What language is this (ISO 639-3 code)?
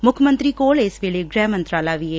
pan